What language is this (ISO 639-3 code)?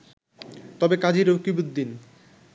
ben